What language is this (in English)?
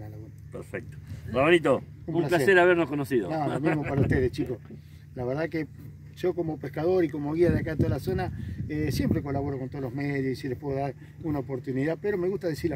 Spanish